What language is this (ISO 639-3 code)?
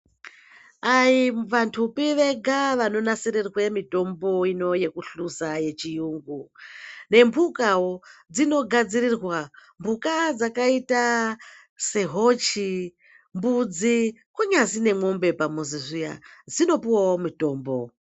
ndc